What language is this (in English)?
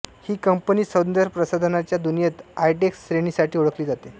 Marathi